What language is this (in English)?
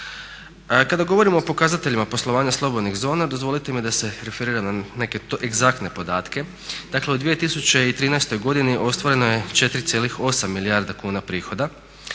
Croatian